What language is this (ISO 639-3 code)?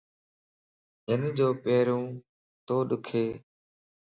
lss